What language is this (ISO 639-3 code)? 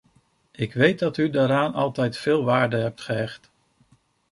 nld